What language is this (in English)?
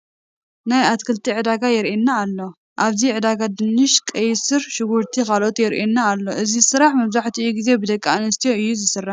Tigrinya